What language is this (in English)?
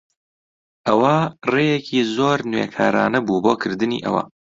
Central Kurdish